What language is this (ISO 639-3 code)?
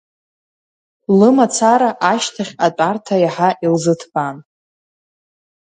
abk